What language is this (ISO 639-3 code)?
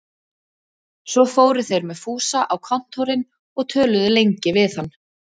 isl